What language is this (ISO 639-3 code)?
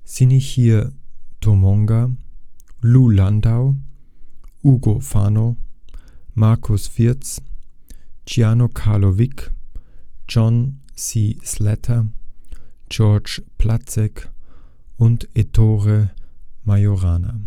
deu